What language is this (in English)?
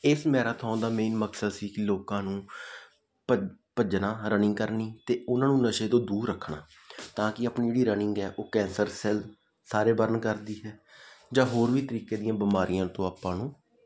Punjabi